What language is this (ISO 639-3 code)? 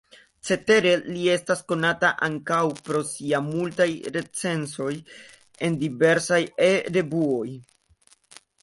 epo